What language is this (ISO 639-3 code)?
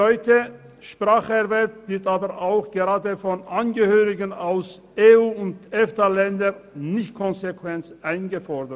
gsw